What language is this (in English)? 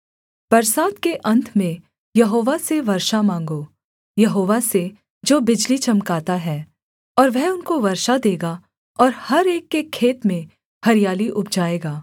Hindi